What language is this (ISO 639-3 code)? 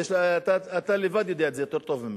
heb